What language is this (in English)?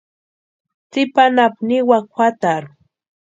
Western Highland Purepecha